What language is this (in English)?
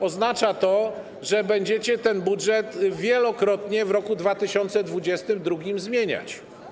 Polish